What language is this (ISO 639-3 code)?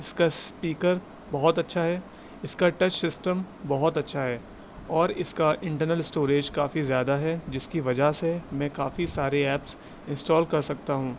urd